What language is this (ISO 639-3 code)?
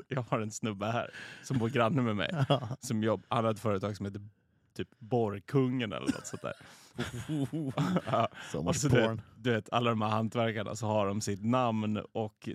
swe